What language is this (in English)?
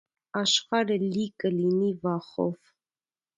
Armenian